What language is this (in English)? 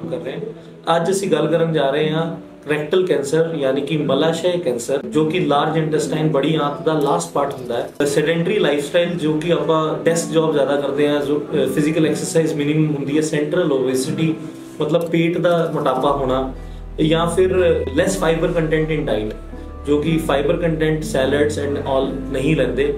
Punjabi